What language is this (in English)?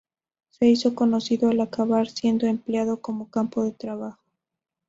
Spanish